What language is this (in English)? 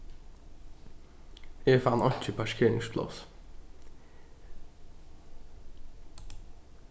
Faroese